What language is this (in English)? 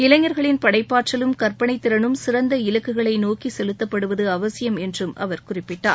Tamil